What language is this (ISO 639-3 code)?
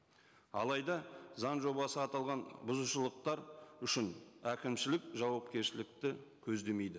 kaz